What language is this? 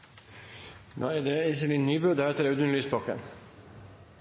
Norwegian Bokmål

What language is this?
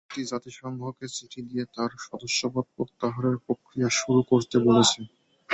Bangla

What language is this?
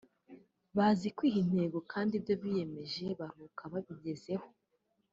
Kinyarwanda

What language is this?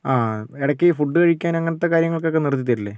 Malayalam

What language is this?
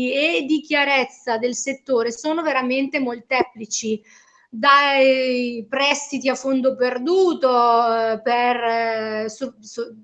Italian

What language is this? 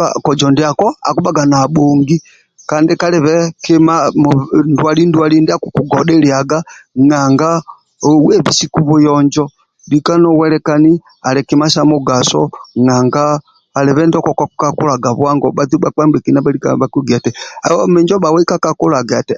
Amba (Uganda)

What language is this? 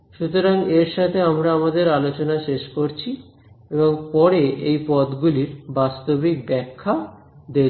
Bangla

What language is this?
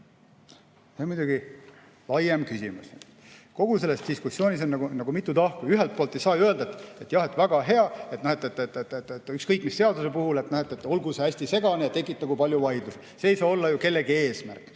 Estonian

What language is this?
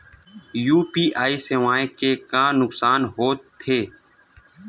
Chhattisgarhi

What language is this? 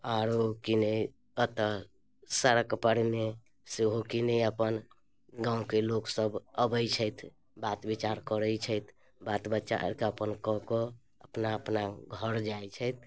Maithili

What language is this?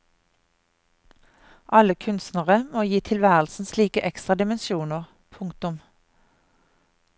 Norwegian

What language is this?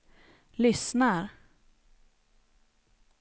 Swedish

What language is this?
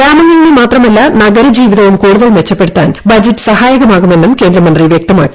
Malayalam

